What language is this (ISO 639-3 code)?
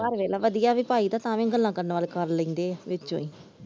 pan